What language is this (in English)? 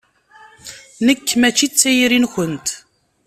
Kabyle